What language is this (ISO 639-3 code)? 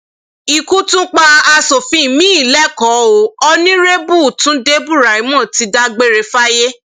yor